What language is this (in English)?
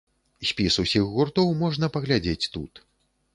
Belarusian